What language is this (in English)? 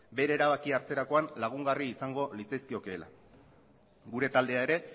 Basque